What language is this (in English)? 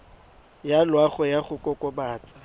Tswana